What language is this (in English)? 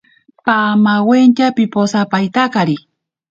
Ashéninka Perené